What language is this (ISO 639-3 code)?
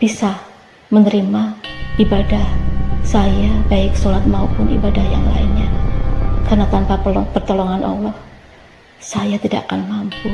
ind